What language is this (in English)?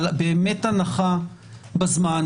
Hebrew